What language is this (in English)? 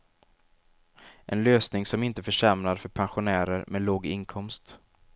Swedish